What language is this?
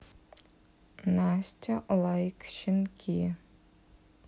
Russian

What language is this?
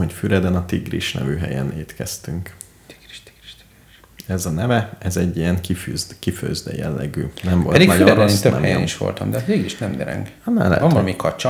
Hungarian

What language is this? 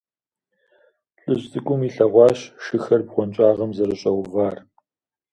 Kabardian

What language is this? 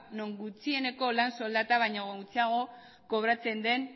Basque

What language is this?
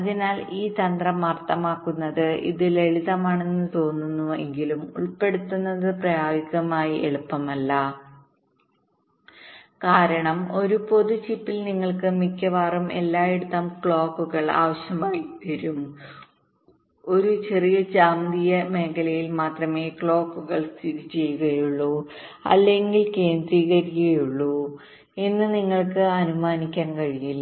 Malayalam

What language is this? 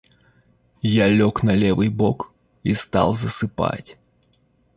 Russian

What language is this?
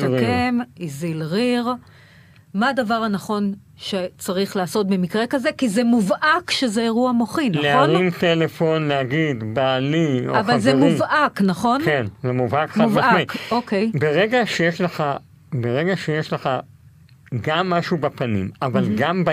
Hebrew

